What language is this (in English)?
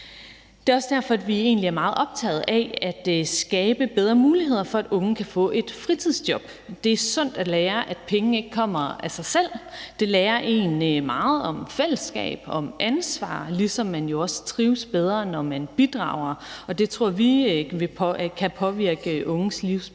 Danish